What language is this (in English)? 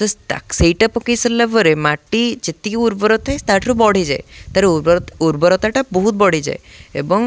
Odia